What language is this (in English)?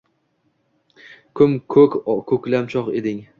Uzbek